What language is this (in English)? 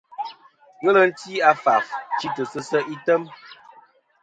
Kom